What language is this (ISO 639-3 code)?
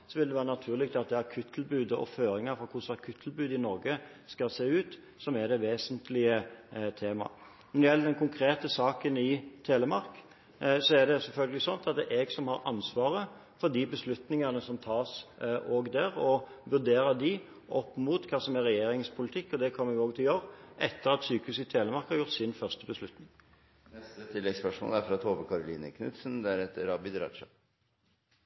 nor